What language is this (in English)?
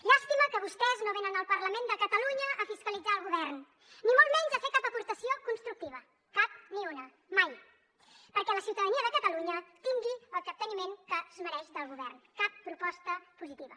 Catalan